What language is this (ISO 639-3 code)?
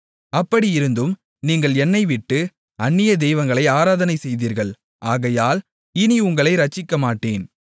tam